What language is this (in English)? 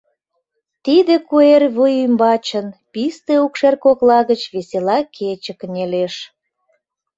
Mari